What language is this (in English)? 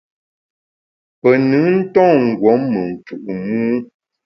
Bamun